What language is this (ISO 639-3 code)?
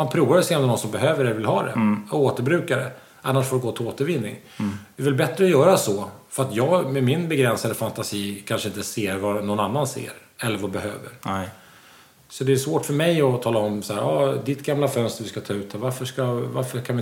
swe